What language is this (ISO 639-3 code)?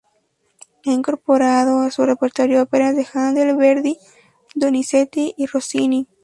spa